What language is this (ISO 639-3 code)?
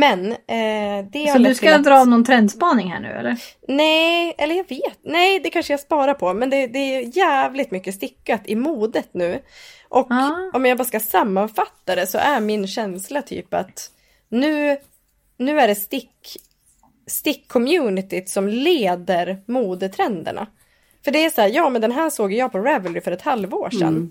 swe